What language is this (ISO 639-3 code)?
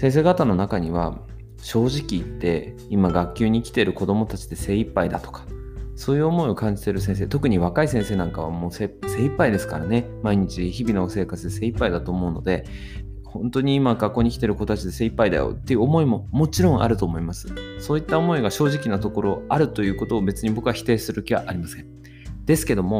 jpn